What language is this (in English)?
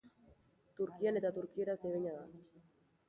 Basque